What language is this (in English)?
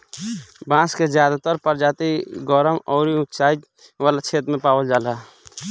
Bhojpuri